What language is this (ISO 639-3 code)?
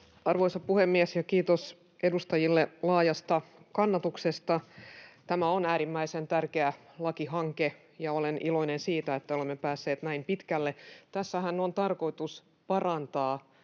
fin